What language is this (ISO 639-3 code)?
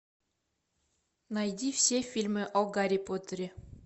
rus